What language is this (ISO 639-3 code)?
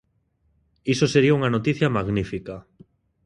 glg